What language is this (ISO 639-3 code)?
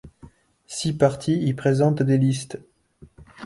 fra